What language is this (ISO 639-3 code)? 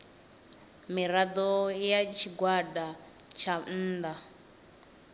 ven